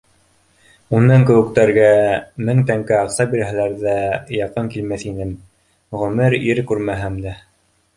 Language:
Bashkir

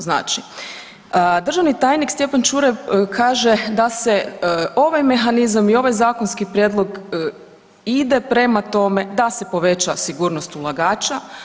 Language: Croatian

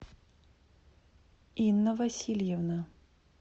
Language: Russian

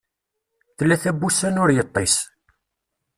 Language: Kabyle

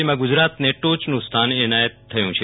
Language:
Gujarati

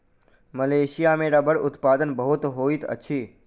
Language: Maithili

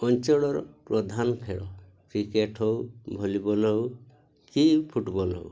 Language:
Odia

